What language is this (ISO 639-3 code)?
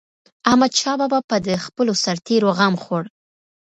pus